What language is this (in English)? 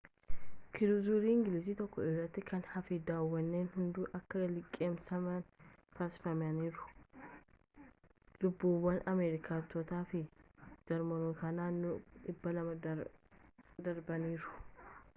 Oromo